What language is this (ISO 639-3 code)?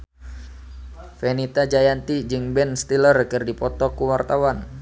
sun